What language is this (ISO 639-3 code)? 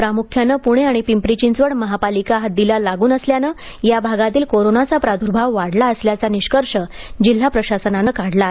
mar